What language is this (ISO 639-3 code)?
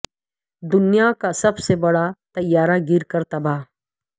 urd